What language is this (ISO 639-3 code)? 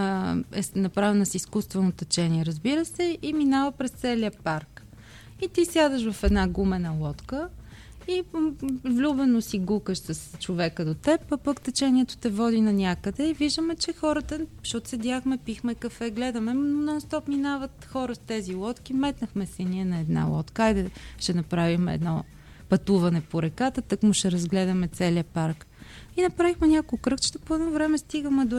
bul